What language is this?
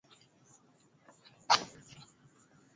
Swahili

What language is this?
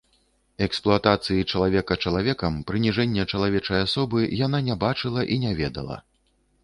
Belarusian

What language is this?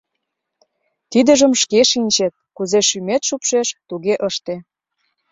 Mari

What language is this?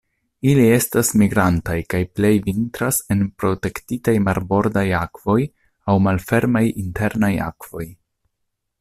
Esperanto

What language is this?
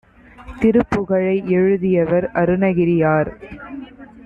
Tamil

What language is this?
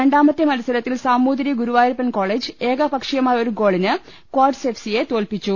Malayalam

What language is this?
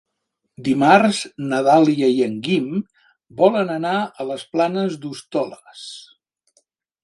Catalan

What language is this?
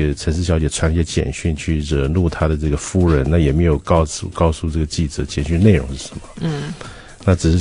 Chinese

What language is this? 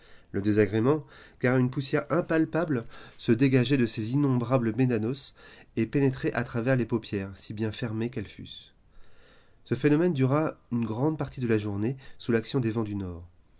French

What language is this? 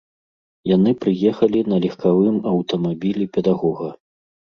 Belarusian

